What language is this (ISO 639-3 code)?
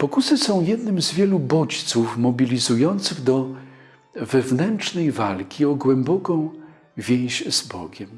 pol